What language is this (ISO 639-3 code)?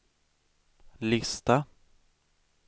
swe